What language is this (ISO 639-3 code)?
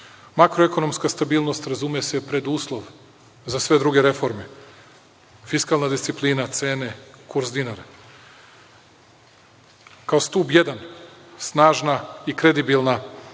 srp